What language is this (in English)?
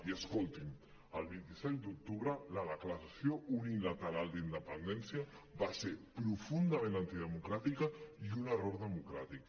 Catalan